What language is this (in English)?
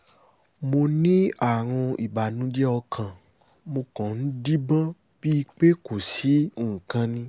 Yoruba